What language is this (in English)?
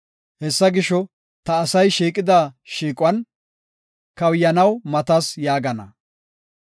Gofa